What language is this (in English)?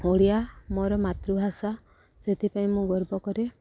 Odia